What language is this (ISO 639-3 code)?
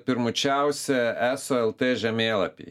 lit